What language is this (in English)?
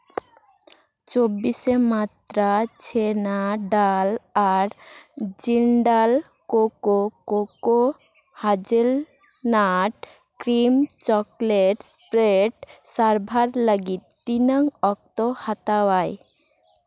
Santali